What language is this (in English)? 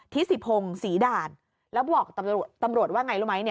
Thai